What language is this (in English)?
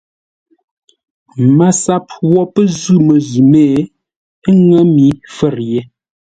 Ngombale